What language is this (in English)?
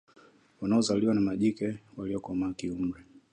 Swahili